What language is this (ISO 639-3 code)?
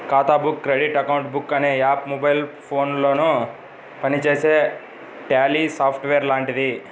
tel